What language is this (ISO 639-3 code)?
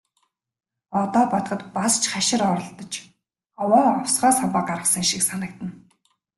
mon